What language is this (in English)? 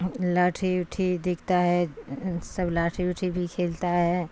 Urdu